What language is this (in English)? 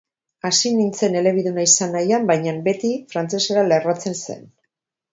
Basque